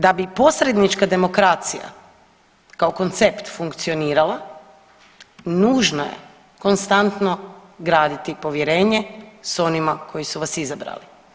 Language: Croatian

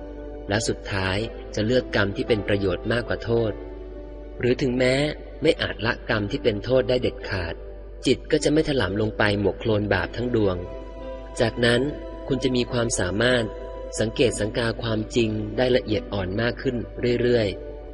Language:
Thai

